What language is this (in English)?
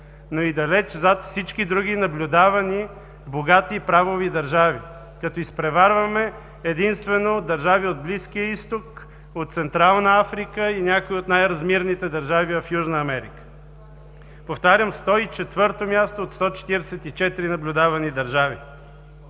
Bulgarian